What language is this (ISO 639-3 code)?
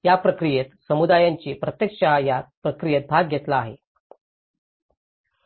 mar